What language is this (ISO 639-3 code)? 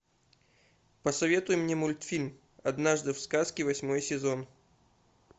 rus